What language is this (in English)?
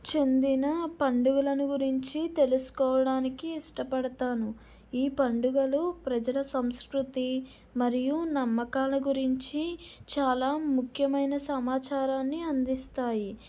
Telugu